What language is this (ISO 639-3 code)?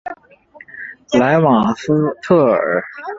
zho